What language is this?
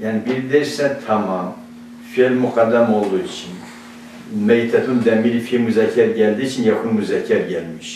Turkish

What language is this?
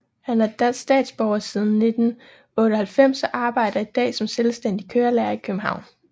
Danish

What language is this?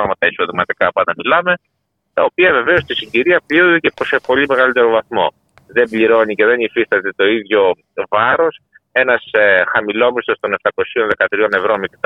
Greek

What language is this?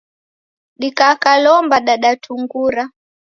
Taita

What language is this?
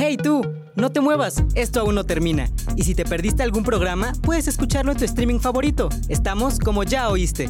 Spanish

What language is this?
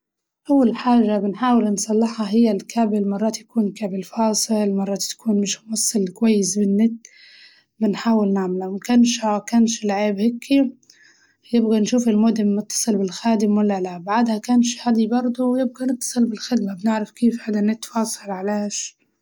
Libyan Arabic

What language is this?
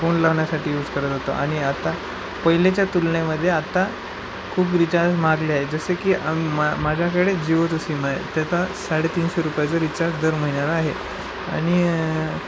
Marathi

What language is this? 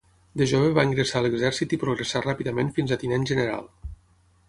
Catalan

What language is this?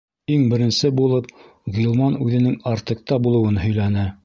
Bashkir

